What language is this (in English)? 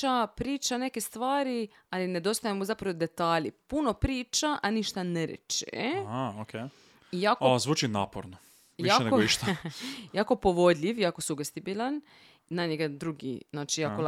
Croatian